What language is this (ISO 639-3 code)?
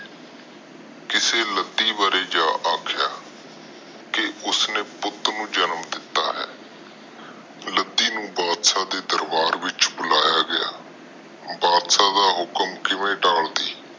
pan